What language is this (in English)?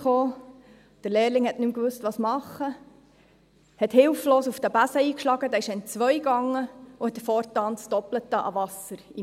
Swiss German